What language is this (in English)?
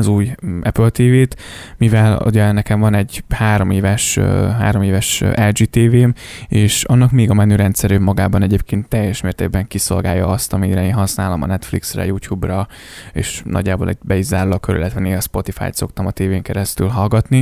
Hungarian